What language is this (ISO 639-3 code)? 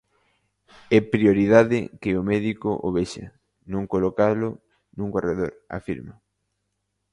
glg